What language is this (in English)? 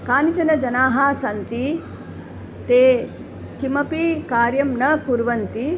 Sanskrit